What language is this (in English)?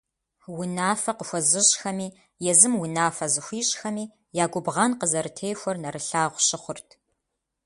Kabardian